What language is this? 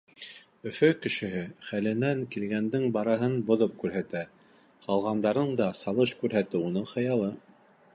Bashkir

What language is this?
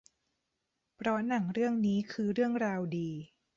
Thai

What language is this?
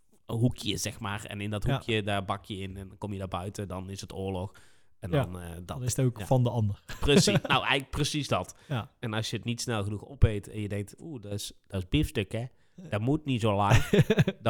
Dutch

